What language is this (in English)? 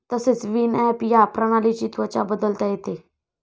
Marathi